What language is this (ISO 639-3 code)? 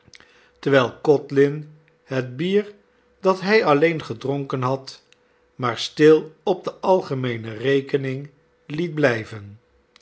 nld